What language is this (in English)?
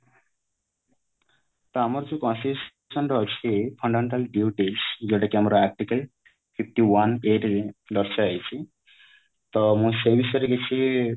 Odia